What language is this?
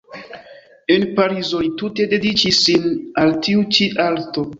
Esperanto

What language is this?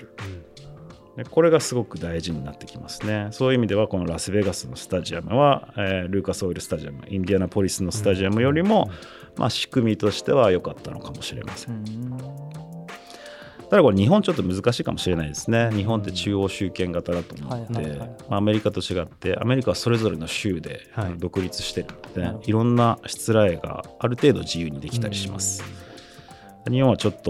Japanese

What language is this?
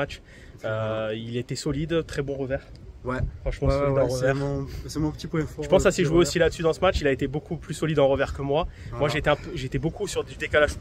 French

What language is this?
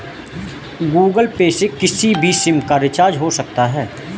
Hindi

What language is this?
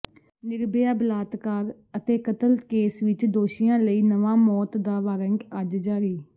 Punjabi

